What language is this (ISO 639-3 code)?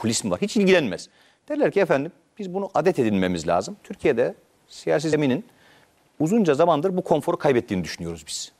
tur